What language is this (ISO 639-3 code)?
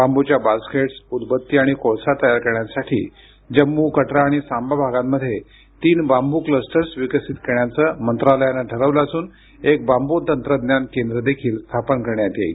mar